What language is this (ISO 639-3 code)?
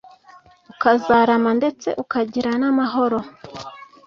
kin